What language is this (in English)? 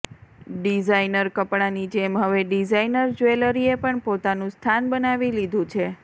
Gujarati